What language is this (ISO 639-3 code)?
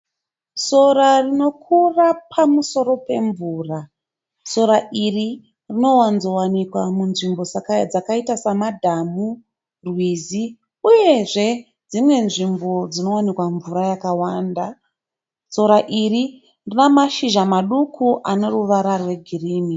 sna